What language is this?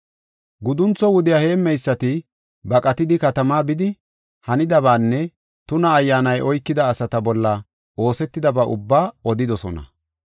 Gofa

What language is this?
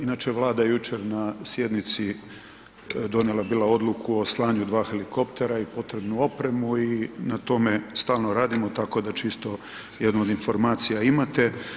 Croatian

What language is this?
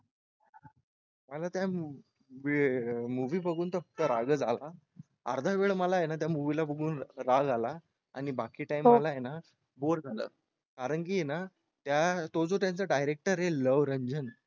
Marathi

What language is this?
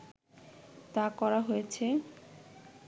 Bangla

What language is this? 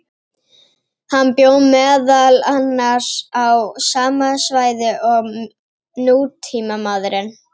Icelandic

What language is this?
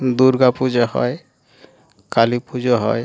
Bangla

